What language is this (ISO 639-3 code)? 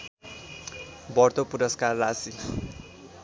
nep